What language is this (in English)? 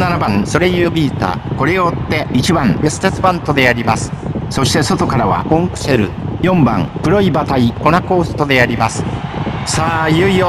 Japanese